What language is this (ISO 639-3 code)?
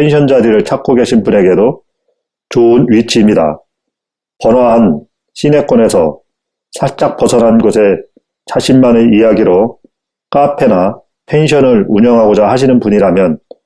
kor